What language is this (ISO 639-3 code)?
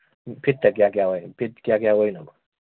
mni